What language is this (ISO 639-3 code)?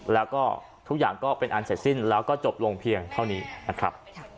tha